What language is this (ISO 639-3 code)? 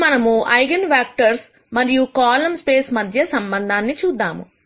tel